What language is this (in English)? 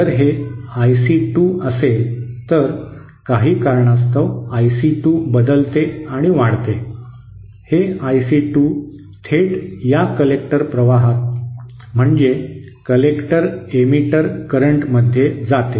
Marathi